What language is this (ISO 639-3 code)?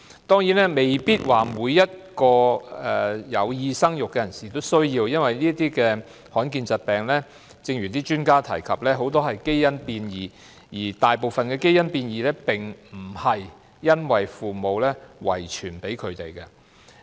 yue